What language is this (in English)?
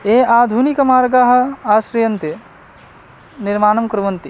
Sanskrit